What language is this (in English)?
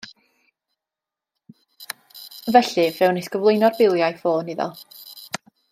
Welsh